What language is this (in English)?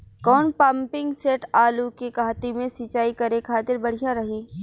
Bhojpuri